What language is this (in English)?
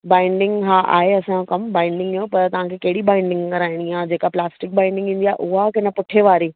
Sindhi